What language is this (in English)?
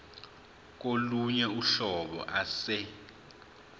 Zulu